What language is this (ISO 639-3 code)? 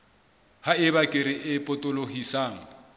sot